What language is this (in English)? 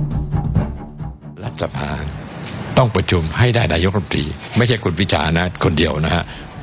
Thai